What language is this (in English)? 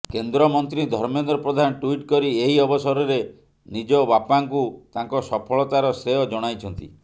Odia